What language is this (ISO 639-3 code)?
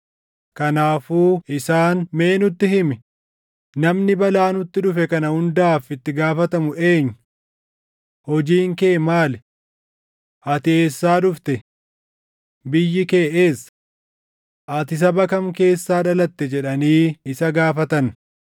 orm